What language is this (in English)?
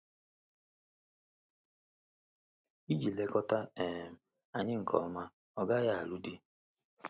Igbo